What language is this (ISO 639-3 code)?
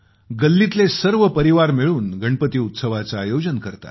mar